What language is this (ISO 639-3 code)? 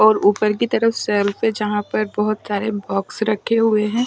hin